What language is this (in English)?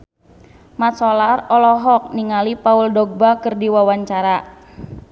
Sundanese